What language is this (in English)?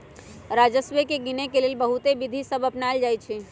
Magahi